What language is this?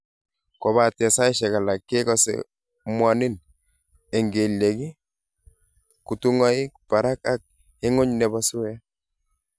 Kalenjin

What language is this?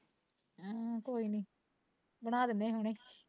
Punjabi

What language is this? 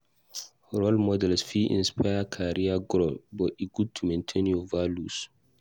Nigerian Pidgin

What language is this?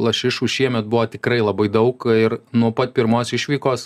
Lithuanian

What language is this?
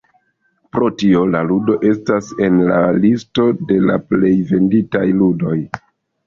Esperanto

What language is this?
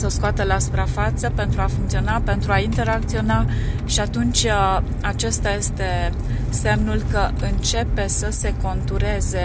Romanian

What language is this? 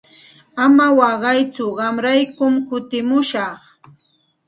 Santa Ana de Tusi Pasco Quechua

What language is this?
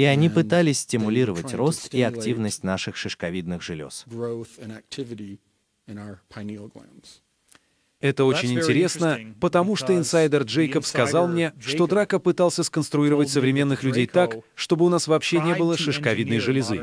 Russian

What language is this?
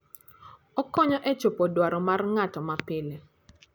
Luo (Kenya and Tanzania)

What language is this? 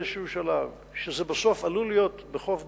Hebrew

